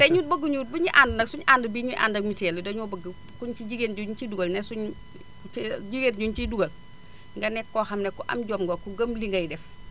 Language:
Wolof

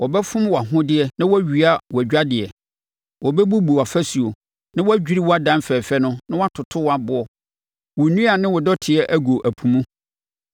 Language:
Akan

